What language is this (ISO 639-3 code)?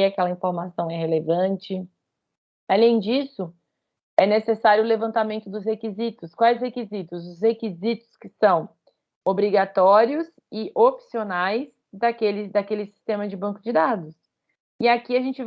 por